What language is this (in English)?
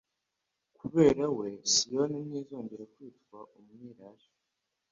Kinyarwanda